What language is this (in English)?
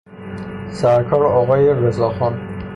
Persian